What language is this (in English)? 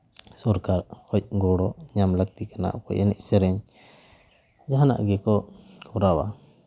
Santali